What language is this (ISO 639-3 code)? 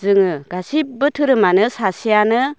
brx